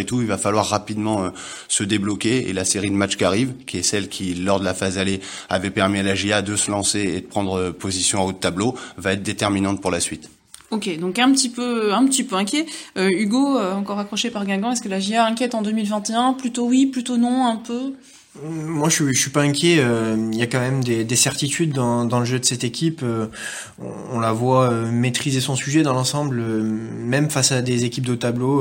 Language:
French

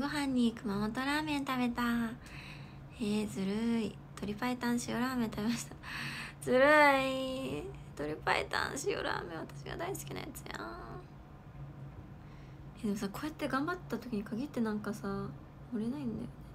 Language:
Japanese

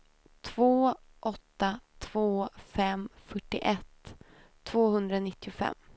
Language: Swedish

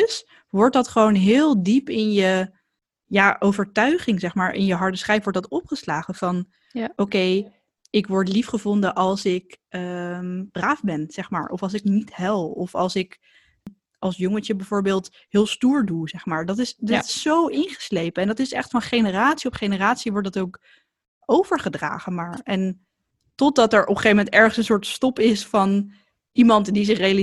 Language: Dutch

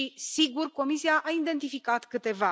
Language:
Romanian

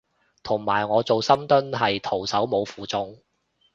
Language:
Cantonese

